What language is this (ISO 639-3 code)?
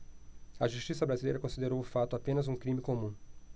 por